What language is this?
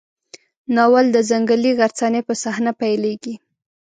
Pashto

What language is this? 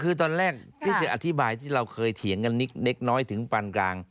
Thai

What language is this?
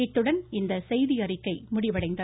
Tamil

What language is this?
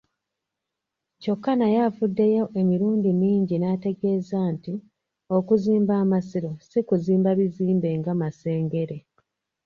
Ganda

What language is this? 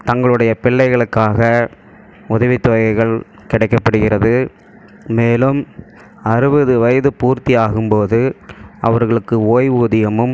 Tamil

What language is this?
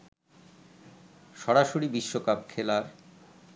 Bangla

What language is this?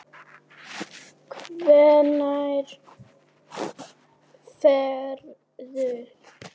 Icelandic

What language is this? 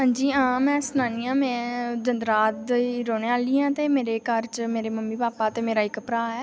Dogri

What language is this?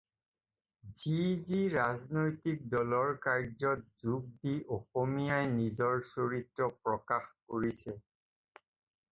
Assamese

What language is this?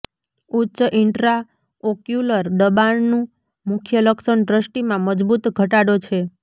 Gujarati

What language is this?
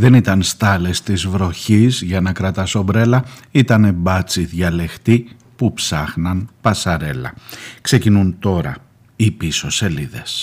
Greek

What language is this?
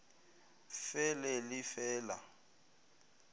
Northern Sotho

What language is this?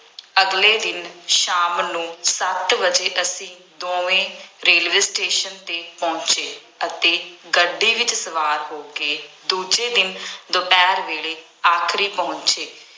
Punjabi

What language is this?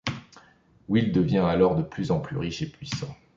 French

